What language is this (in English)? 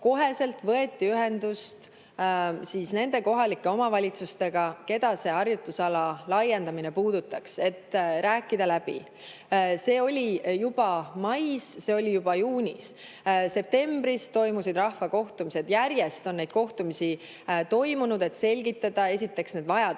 Estonian